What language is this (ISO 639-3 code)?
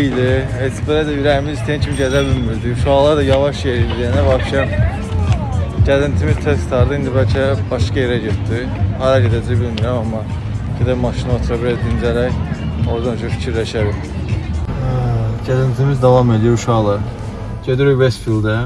tur